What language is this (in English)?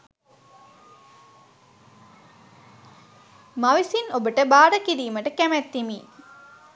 Sinhala